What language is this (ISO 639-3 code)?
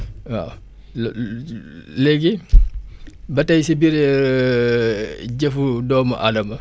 wol